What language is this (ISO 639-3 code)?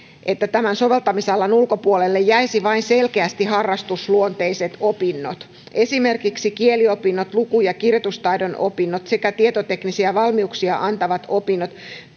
fin